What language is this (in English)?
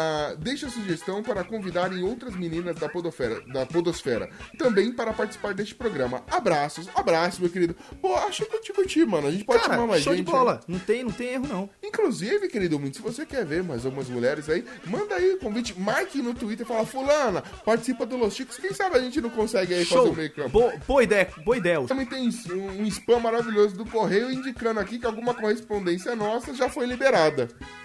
Portuguese